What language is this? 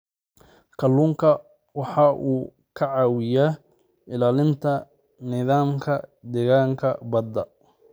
Somali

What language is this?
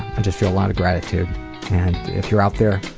English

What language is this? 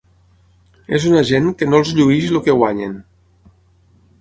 Catalan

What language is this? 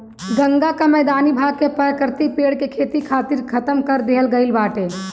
Bhojpuri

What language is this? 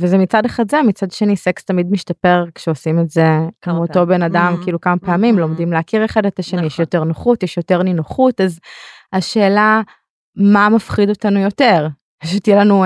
Hebrew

